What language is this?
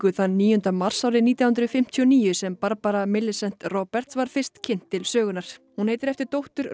Icelandic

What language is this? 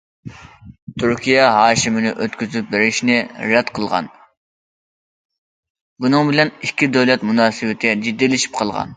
Uyghur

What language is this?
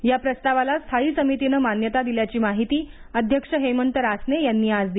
Marathi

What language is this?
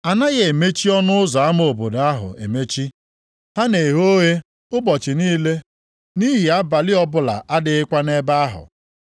Igbo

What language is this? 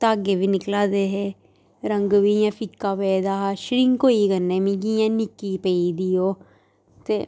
Dogri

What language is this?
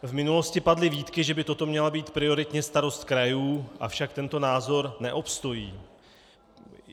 Czech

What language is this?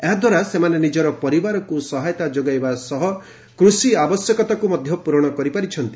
Odia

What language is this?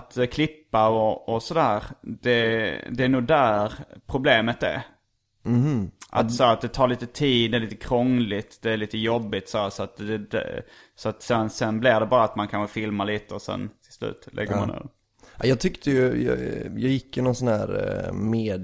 Swedish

